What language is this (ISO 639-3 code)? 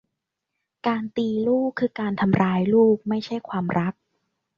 tha